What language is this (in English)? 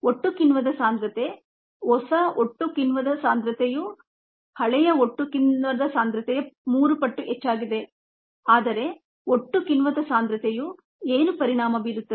Kannada